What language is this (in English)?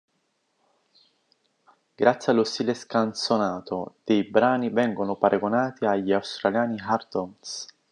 Italian